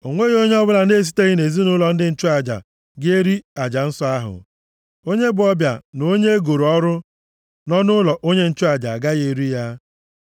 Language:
Igbo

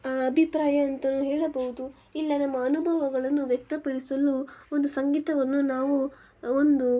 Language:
Kannada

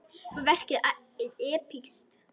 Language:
Icelandic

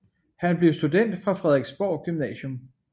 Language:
Danish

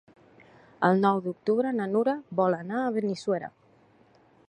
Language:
Catalan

